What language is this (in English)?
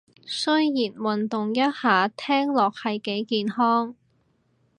Cantonese